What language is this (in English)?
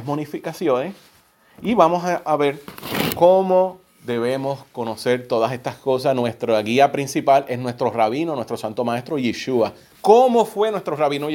Spanish